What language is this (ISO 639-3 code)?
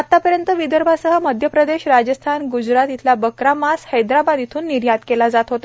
mar